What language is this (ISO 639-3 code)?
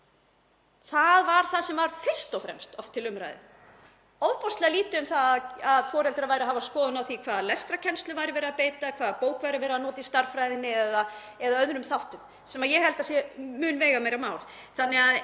isl